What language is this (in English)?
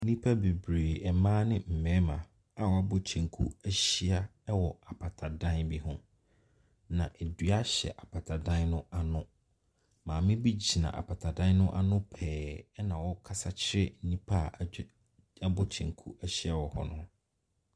Akan